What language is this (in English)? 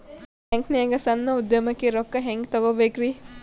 Kannada